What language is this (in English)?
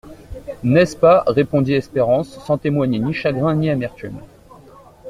French